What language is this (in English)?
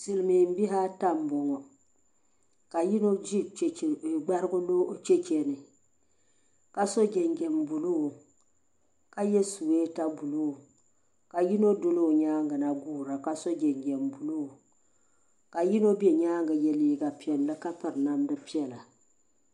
Dagbani